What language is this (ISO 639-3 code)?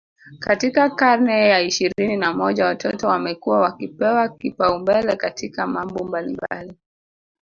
swa